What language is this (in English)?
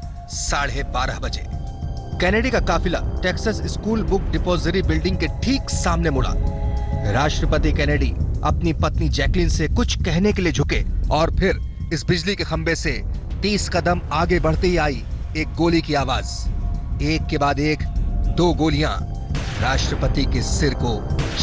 Hindi